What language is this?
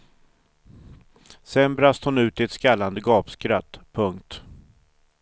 Swedish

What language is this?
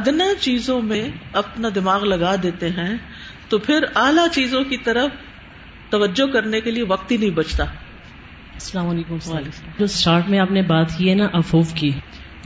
Urdu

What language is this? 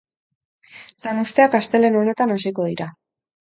Basque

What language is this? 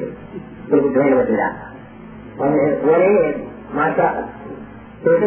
Malayalam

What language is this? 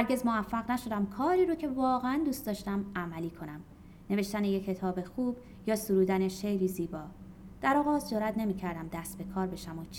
Persian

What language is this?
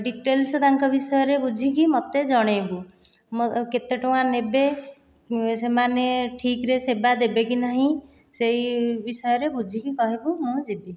Odia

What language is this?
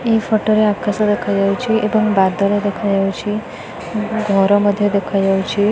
Odia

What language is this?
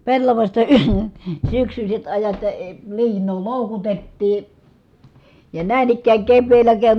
Finnish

